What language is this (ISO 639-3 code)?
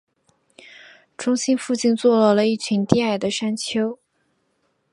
zho